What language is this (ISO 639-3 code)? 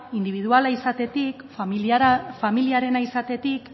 eus